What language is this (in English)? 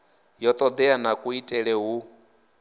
Venda